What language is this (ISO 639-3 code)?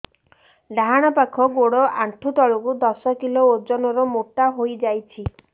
ori